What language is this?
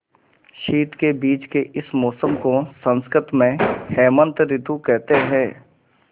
Hindi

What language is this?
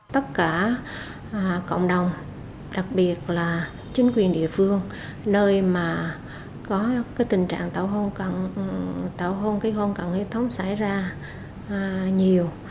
Vietnamese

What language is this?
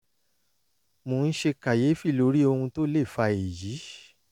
Yoruba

